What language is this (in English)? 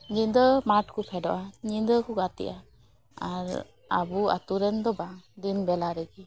Santali